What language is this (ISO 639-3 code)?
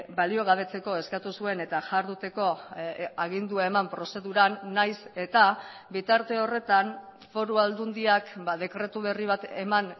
eus